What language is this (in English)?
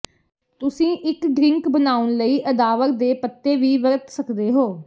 Punjabi